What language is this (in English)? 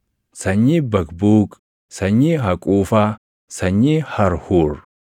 Oromo